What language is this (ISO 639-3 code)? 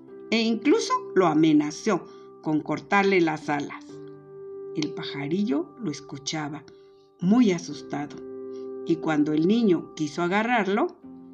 spa